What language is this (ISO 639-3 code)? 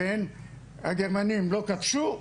heb